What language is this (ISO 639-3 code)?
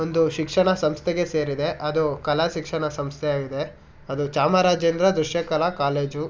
kan